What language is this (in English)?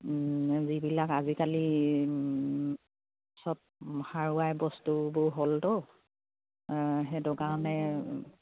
Assamese